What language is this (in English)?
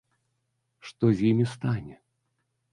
Belarusian